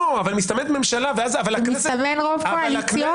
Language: Hebrew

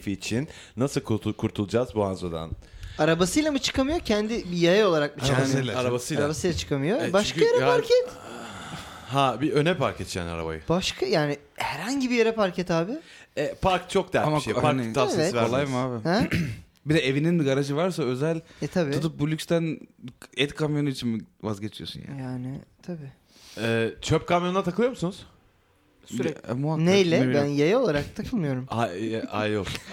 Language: Turkish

